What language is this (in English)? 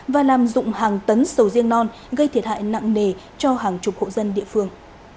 Vietnamese